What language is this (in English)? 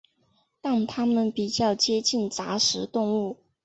Chinese